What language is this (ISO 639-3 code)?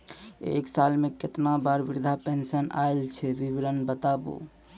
mai